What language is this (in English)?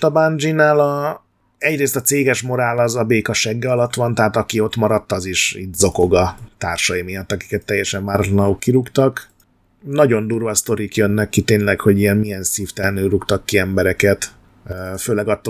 Hungarian